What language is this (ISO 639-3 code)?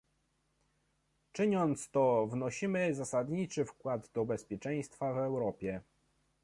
pol